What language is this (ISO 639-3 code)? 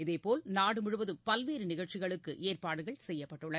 tam